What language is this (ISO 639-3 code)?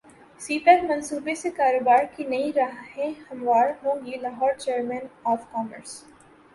urd